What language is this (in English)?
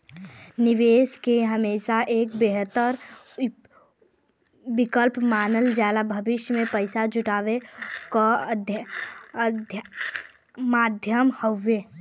Bhojpuri